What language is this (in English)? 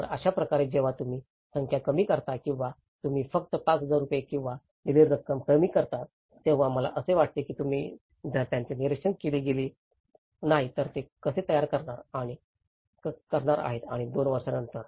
Marathi